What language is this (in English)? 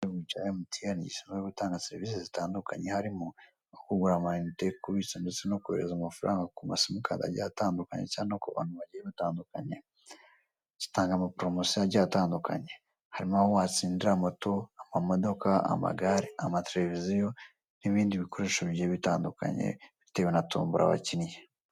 Kinyarwanda